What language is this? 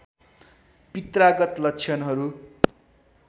Nepali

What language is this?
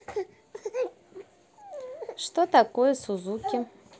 Russian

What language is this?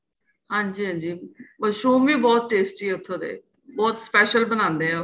Punjabi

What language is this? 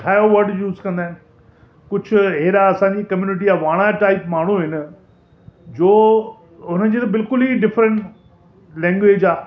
Sindhi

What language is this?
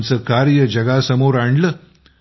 Marathi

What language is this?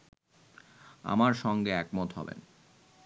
Bangla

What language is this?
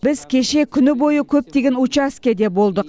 Kazakh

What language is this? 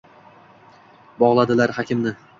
Uzbek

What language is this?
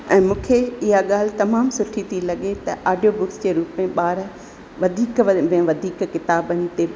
Sindhi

